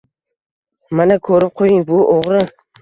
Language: Uzbek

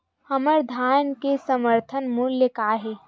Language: Chhattisgarhi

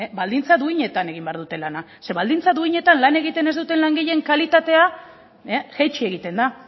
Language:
Basque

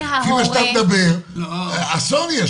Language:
Hebrew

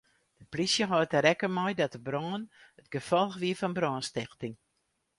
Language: Western Frisian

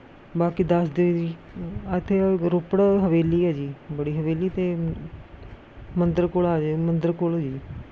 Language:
Punjabi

